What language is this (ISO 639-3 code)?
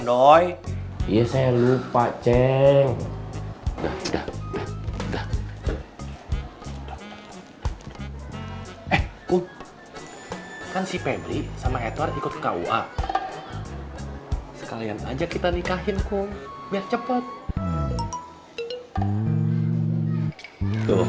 ind